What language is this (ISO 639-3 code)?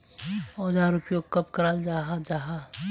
mag